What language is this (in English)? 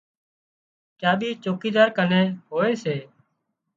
Wadiyara Koli